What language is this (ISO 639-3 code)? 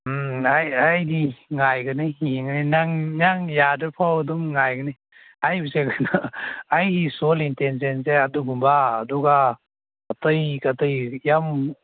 mni